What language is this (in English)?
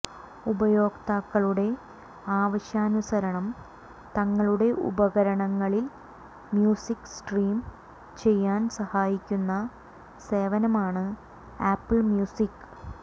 Malayalam